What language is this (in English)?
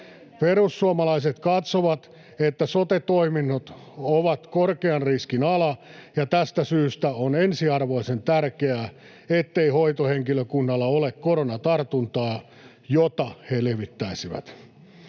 Finnish